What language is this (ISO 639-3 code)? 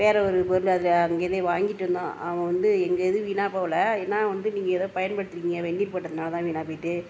tam